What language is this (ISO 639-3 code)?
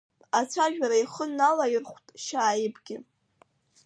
abk